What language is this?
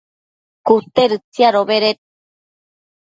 Matsés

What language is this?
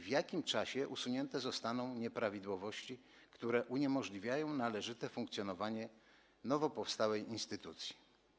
Polish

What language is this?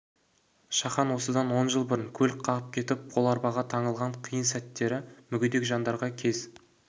Kazakh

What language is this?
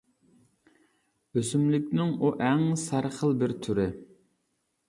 Uyghur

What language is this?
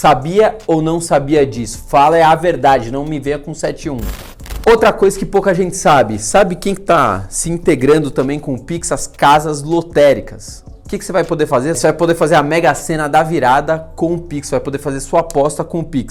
Portuguese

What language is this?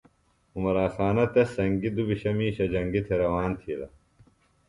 Phalura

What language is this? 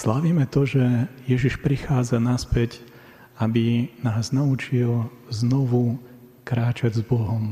Slovak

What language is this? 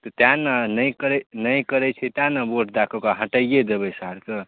Maithili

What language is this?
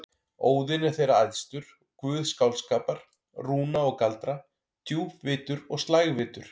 Icelandic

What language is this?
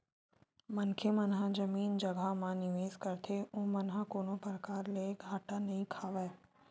Chhattisgarhi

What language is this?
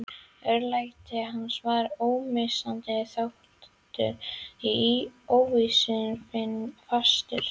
Icelandic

